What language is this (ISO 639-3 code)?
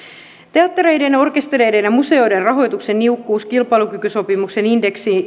fin